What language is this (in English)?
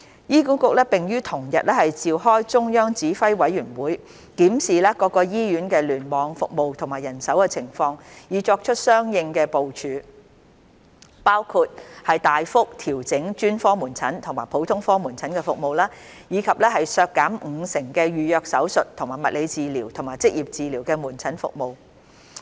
Cantonese